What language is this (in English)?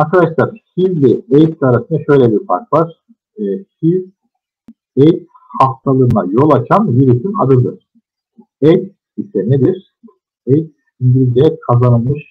Turkish